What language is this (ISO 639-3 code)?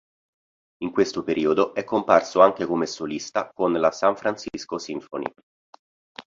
ita